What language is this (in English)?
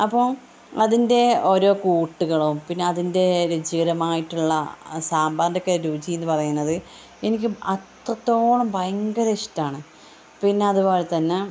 Malayalam